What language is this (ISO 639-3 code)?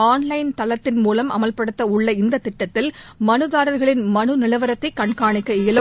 tam